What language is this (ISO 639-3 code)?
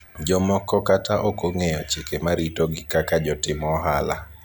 luo